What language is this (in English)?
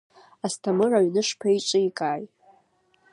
Abkhazian